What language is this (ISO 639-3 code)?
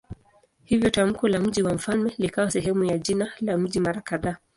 swa